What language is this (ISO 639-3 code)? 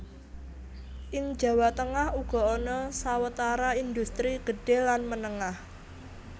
jav